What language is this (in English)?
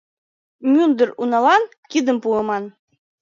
Mari